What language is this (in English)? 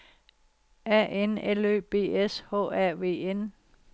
Danish